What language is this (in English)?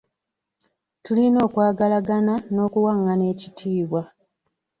Ganda